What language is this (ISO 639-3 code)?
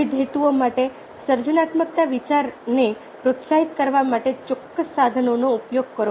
guj